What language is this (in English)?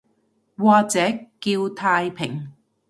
Cantonese